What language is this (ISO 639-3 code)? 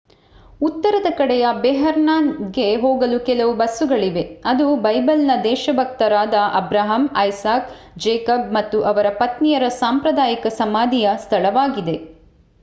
kan